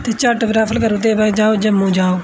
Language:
Dogri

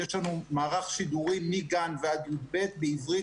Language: Hebrew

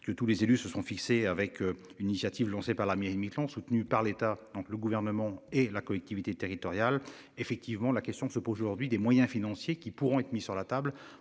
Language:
French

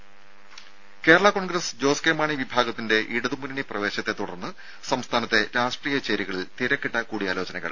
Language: Malayalam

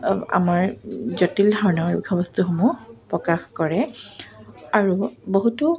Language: Assamese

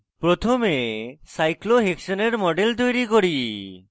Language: Bangla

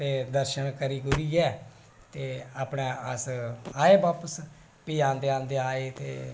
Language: Dogri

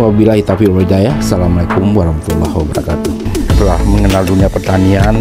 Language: Indonesian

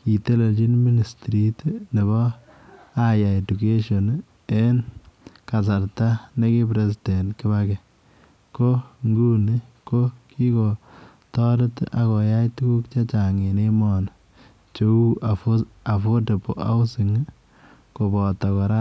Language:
Kalenjin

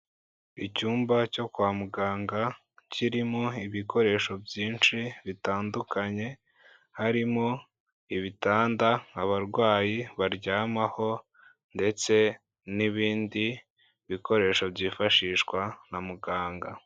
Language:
Kinyarwanda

